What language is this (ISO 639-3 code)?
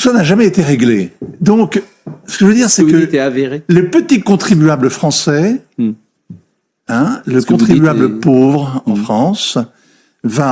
fra